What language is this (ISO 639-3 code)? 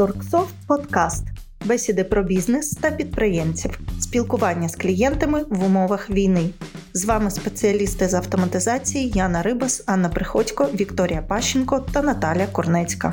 ukr